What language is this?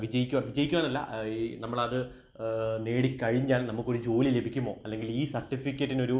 Malayalam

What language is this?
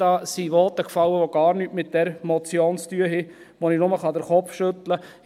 Swiss German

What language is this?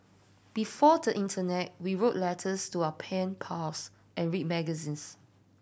English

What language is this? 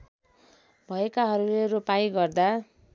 Nepali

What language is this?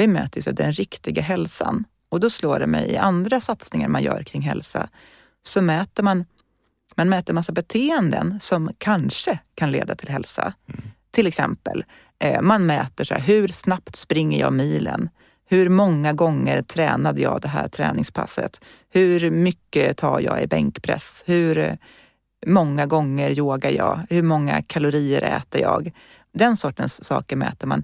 Swedish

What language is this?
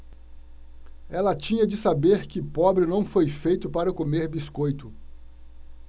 Portuguese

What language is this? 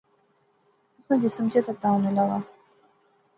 Pahari-Potwari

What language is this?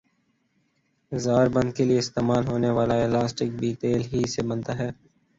Urdu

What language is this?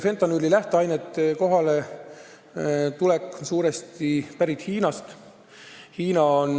Estonian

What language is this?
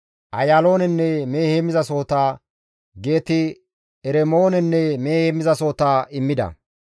Gamo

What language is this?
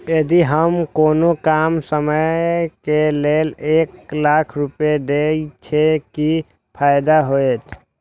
Maithili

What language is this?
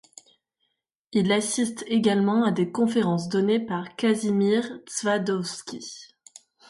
French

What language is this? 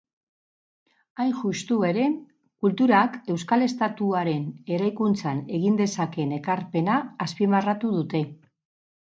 Basque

